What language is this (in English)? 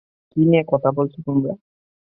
Bangla